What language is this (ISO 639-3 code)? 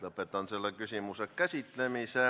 est